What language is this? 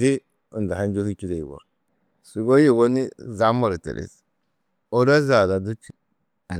Tedaga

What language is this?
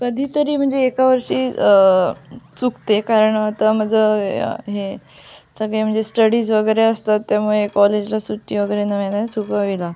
Marathi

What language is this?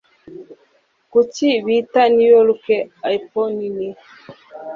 Kinyarwanda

